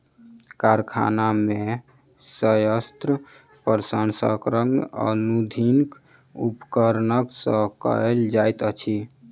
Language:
Maithili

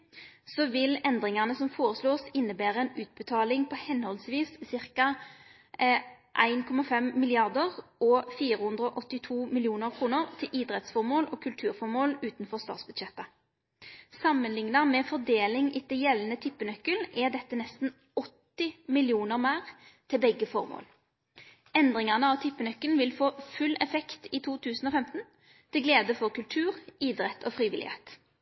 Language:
Norwegian Nynorsk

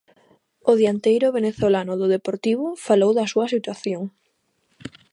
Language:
Galician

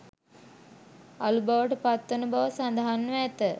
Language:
Sinhala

